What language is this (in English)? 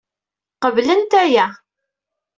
Kabyle